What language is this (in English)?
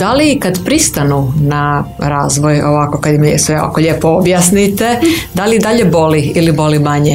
Croatian